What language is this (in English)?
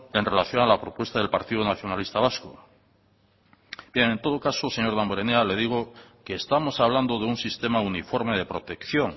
Spanish